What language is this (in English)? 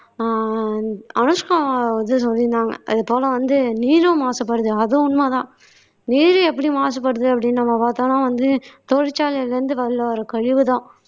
Tamil